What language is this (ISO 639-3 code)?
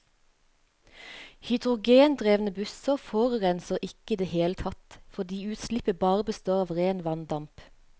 nor